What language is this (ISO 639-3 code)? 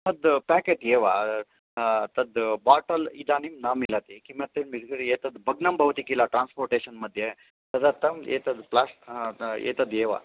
san